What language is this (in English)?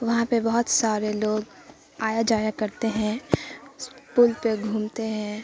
Urdu